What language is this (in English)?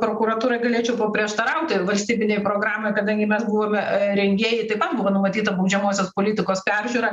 Lithuanian